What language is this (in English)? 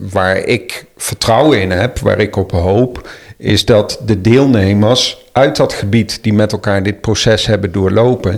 Dutch